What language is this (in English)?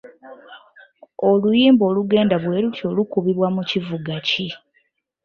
Ganda